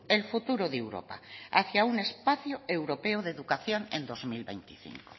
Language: Spanish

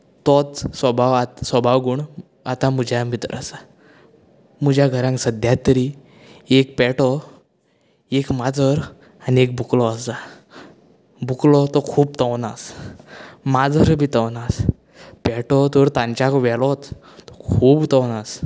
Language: Konkani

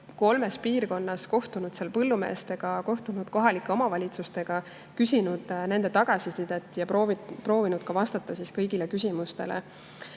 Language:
Estonian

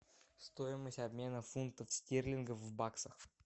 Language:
Russian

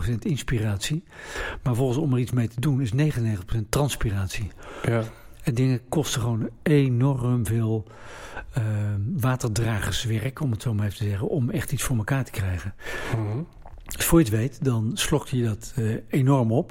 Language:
Dutch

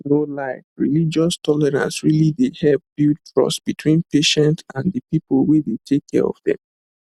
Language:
Nigerian Pidgin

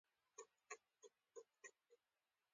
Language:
Pashto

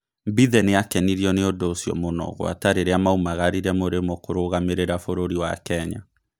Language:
Kikuyu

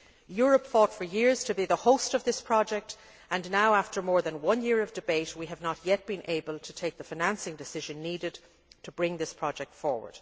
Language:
English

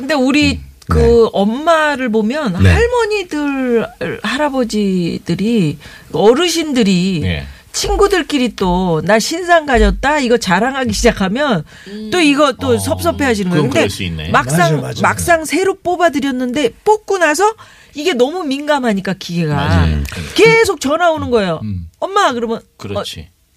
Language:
Korean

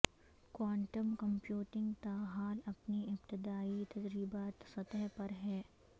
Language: Urdu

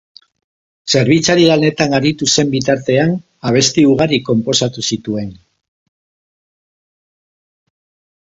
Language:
Basque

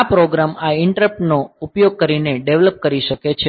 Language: Gujarati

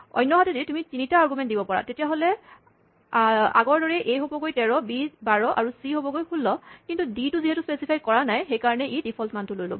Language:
Assamese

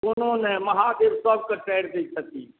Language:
Maithili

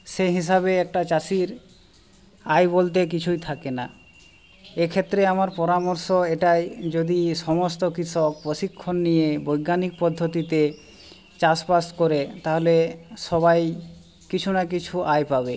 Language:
Bangla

